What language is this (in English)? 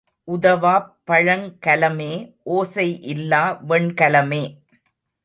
Tamil